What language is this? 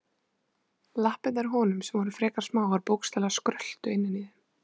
Icelandic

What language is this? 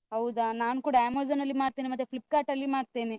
Kannada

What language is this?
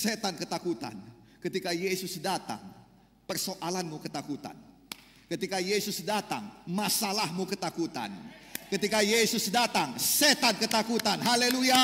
Indonesian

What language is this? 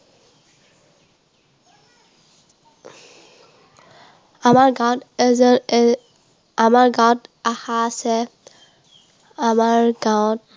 Assamese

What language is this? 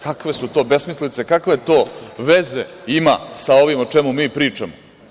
Serbian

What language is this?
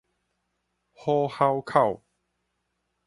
Min Nan Chinese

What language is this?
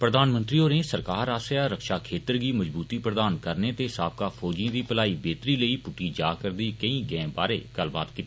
Dogri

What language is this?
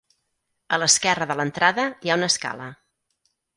Catalan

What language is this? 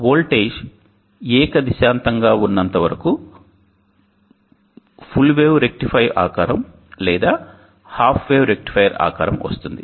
Telugu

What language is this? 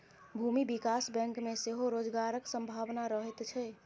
Maithili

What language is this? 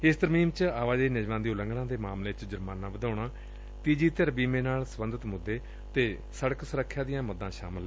Punjabi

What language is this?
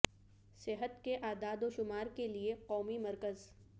Urdu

